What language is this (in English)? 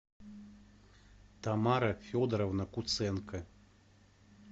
Russian